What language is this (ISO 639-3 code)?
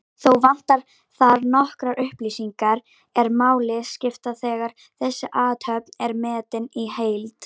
isl